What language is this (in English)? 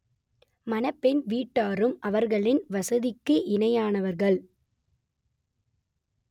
Tamil